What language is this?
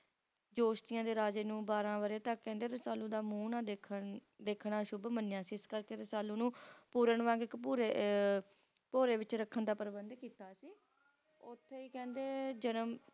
Punjabi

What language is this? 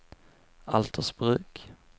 Swedish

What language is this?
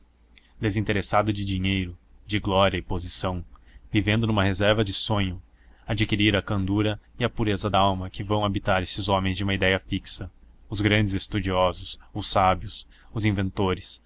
Portuguese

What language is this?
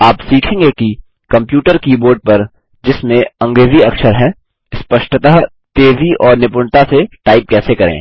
Hindi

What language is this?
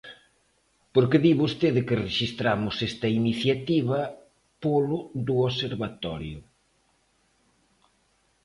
Galician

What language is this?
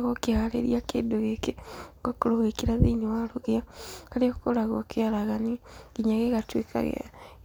Kikuyu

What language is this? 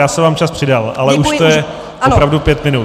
Czech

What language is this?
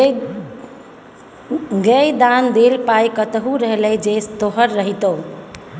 Maithili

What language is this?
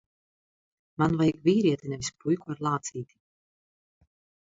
Latvian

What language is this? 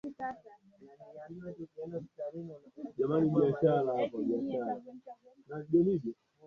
Swahili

